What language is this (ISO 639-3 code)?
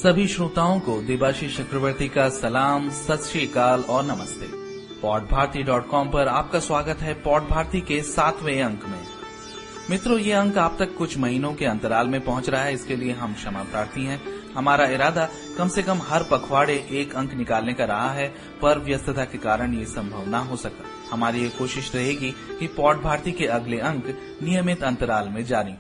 hin